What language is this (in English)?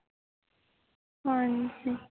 Punjabi